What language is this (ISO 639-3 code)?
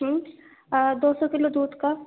urd